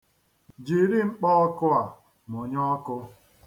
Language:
Igbo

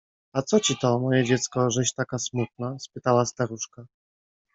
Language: Polish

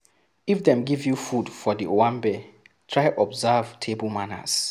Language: Nigerian Pidgin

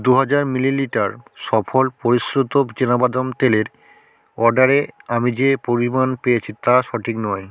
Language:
Bangla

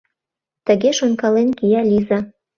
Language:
Mari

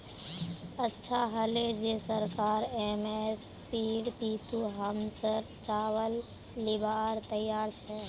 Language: Magahi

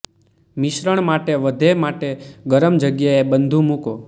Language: Gujarati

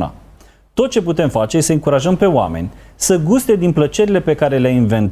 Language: Romanian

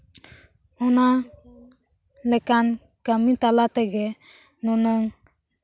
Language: Santali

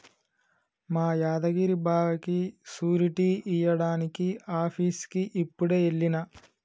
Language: Telugu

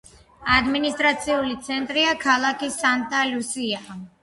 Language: Georgian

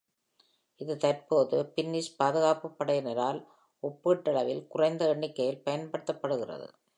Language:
Tamil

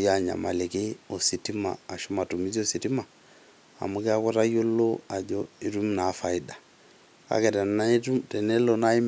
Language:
Masai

